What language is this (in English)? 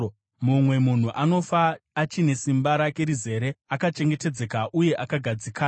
Shona